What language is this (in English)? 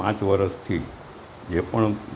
Gujarati